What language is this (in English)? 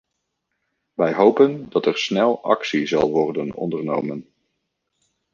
Dutch